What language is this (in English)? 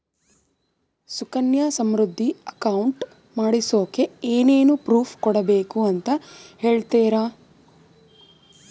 Kannada